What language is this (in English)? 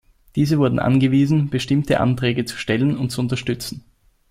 German